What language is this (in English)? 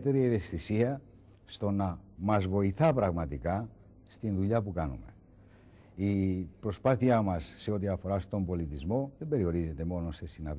Greek